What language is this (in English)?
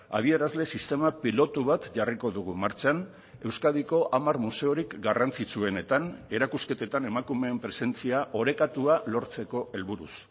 Basque